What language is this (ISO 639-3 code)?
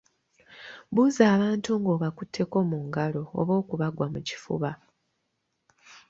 lug